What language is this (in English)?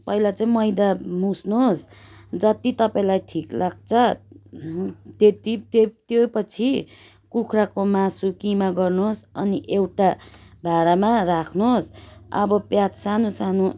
Nepali